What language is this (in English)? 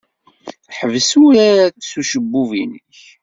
Kabyle